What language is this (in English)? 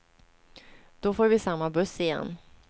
Swedish